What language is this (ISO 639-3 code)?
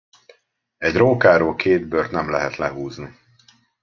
hun